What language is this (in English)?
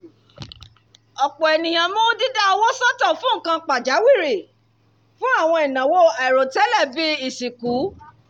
Yoruba